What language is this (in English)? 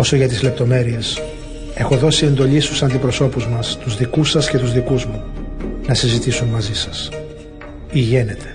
Greek